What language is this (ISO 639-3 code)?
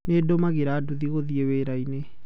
kik